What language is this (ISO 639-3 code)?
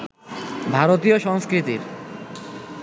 ben